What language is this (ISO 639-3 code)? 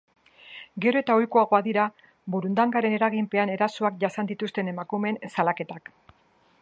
eus